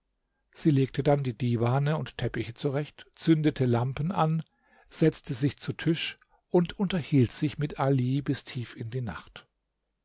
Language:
German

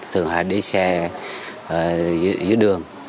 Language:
Vietnamese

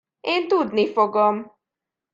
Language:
Hungarian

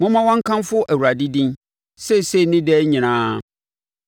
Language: Akan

